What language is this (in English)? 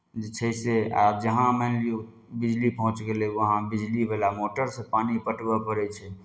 Maithili